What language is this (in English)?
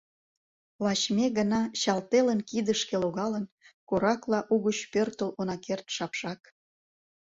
Mari